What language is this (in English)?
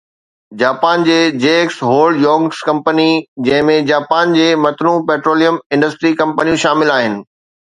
Sindhi